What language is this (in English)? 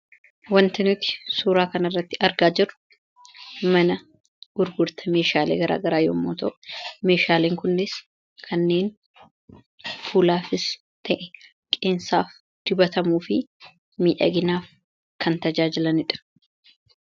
Oromo